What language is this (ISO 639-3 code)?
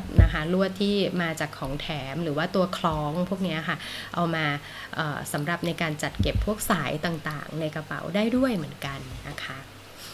tha